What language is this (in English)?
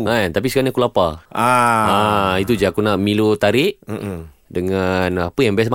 Malay